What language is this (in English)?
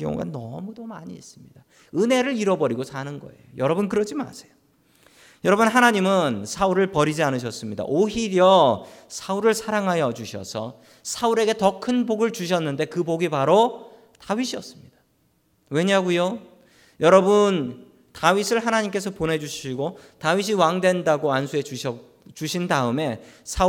Korean